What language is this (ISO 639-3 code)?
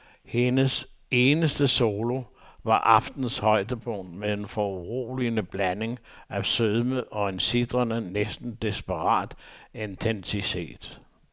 dan